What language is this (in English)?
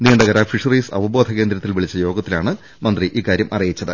Malayalam